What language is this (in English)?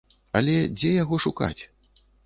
Belarusian